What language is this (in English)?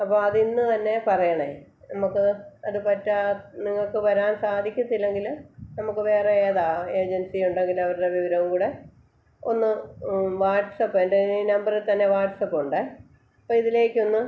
Malayalam